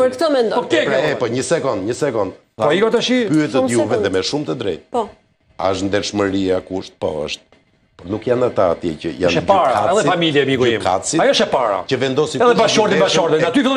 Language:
Romanian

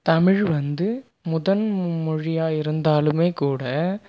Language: Tamil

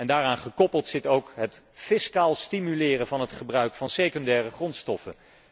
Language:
Dutch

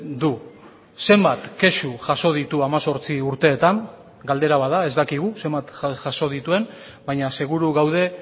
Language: Basque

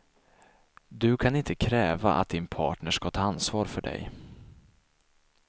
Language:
Swedish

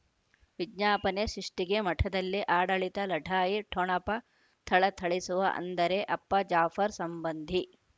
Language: Kannada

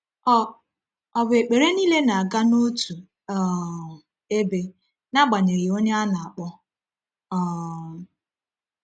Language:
Igbo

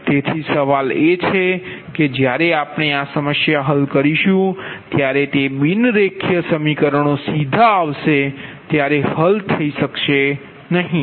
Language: Gujarati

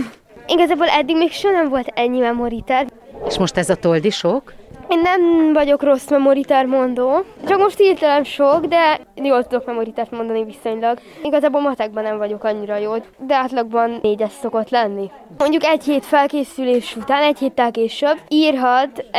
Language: Hungarian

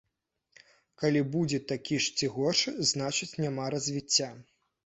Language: Belarusian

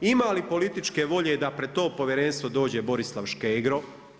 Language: Croatian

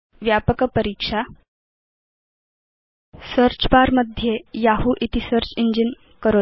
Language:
Sanskrit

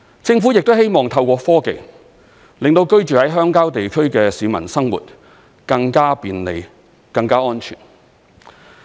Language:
Cantonese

